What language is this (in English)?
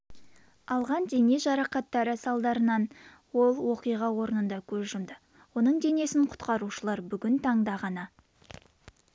Kazakh